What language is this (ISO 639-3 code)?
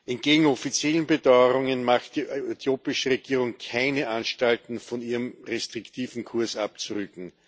deu